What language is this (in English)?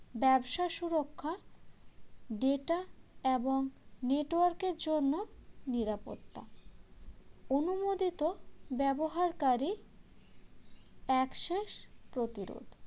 Bangla